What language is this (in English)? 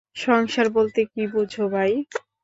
Bangla